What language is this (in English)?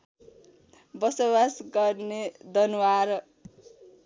Nepali